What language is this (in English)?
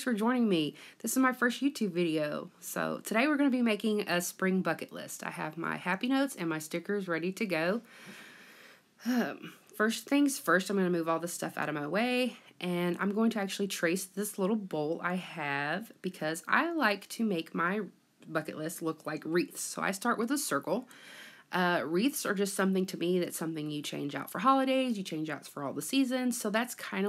English